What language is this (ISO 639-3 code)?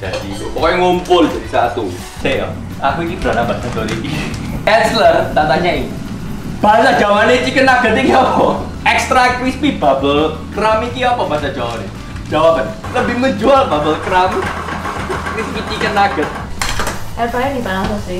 ind